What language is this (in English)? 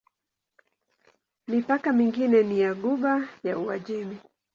Swahili